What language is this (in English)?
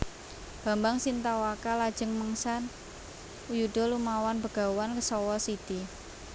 Javanese